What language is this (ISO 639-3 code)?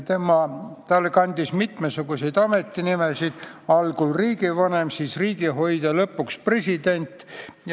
est